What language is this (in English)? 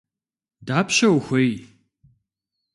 Kabardian